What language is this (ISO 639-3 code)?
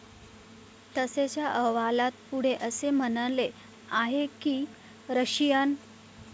mar